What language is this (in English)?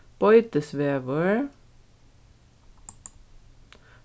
Faroese